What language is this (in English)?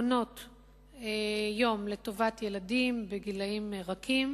Hebrew